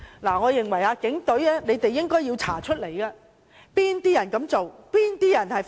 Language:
Cantonese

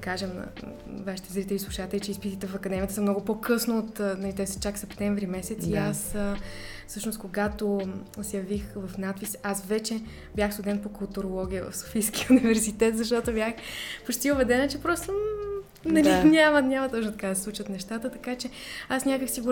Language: Bulgarian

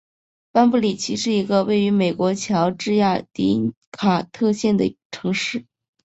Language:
Chinese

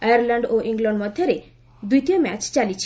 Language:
Odia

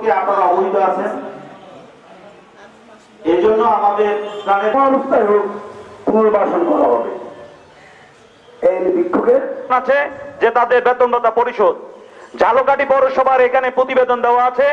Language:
Bangla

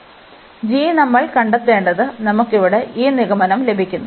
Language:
Malayalam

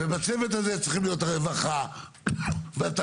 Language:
Hebrew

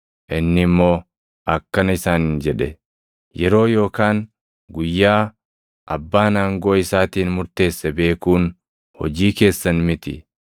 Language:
Oromo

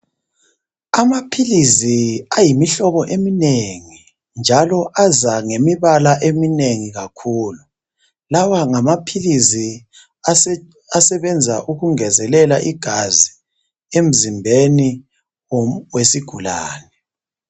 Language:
North Ndebele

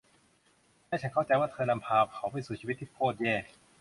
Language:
Thai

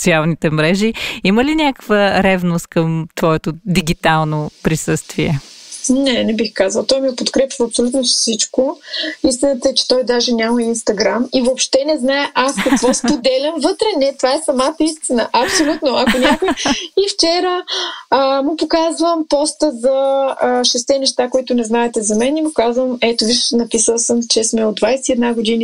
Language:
Bulgarian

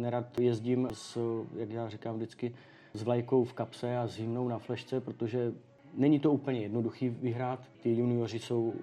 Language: Czech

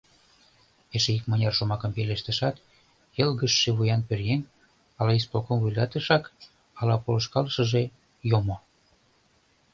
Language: Mari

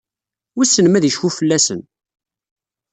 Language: Kabyle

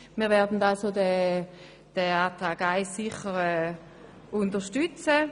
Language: Swiss German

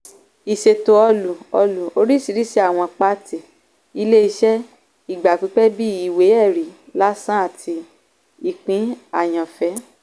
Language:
Yoruba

